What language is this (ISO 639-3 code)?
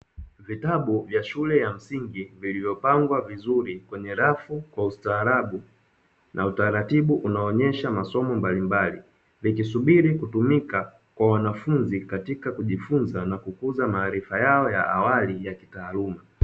swa